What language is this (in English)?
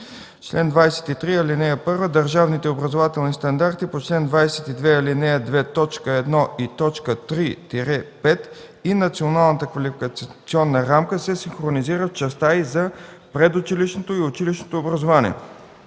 Bulgarian